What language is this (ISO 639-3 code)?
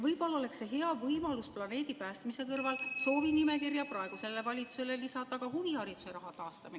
est